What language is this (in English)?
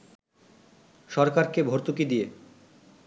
Bangla